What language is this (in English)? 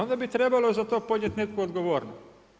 Croatian